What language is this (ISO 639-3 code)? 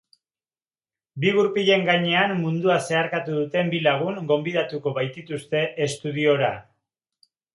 eus